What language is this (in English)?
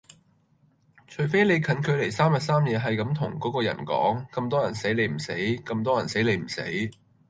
Cantonese